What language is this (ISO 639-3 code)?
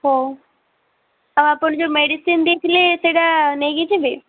ori